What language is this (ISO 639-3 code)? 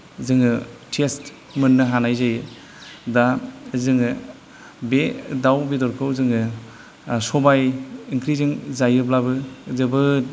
brx